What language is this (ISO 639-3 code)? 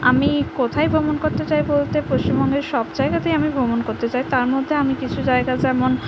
ben